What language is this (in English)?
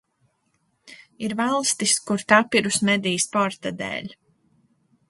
Latvian